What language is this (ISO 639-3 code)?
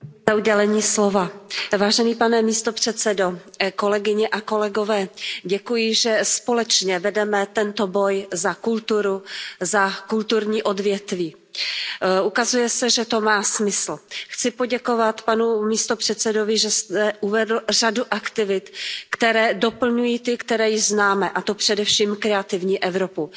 ces